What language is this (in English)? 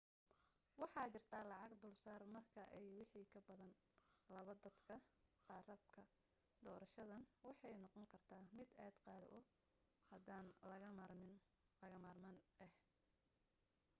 Somali